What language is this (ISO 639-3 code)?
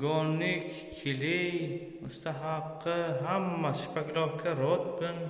tur